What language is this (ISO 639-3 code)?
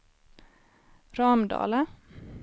swe